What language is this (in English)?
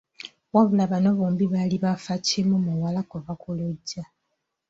Ganda